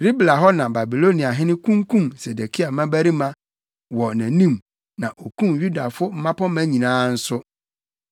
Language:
Akan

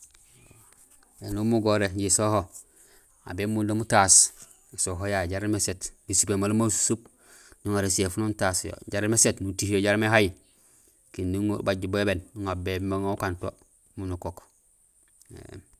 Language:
Gusilay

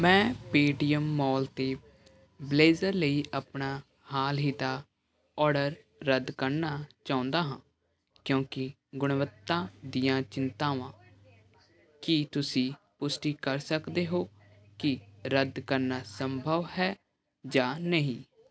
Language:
Punjabi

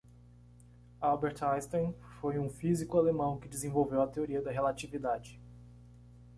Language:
Portuguese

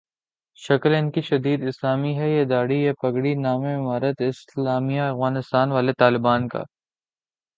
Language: Urdu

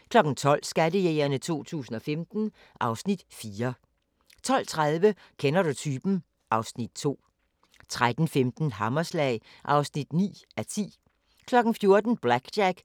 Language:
Danish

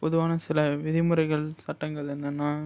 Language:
Tamil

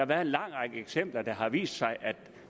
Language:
Danish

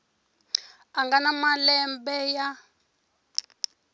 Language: Tsonga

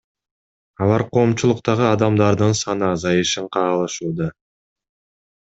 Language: Kyrgyz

